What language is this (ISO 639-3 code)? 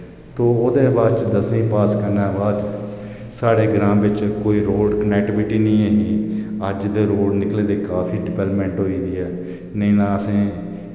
doi